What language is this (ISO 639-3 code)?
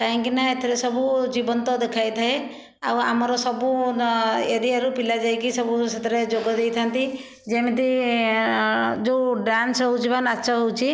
ori